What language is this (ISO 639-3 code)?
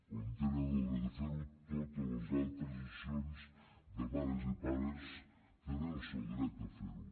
cat